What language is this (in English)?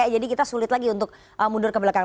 Indonesian